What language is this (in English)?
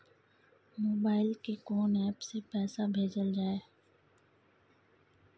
Maithili